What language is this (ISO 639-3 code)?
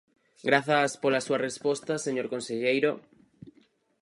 glg